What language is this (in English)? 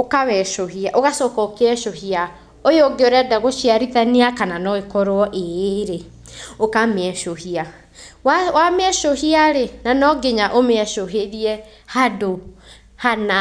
Kikuyu